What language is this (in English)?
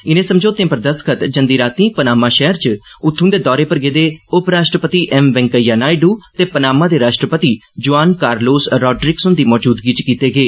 Dogri